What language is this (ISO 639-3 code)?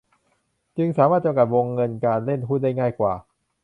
tha